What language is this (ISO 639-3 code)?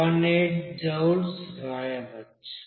tel